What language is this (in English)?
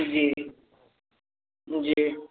Maithili